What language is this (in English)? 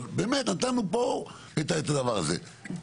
Hebrew